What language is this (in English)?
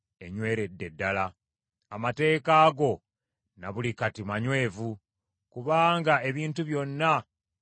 Ganda